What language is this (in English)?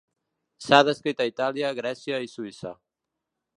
Catalan